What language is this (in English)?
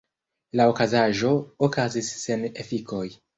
Esperanto